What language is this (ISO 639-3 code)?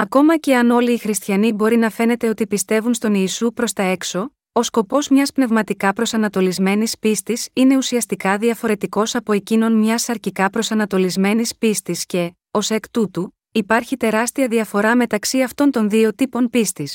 ell